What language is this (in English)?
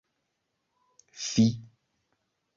Esperanto